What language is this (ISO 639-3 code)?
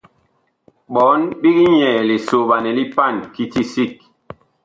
bkh